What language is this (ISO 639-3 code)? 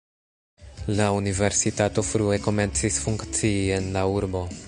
epo